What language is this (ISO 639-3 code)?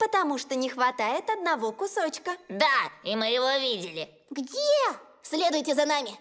rus